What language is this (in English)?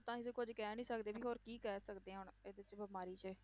Punjabi